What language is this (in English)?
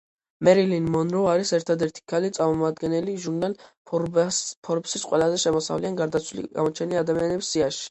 Georgian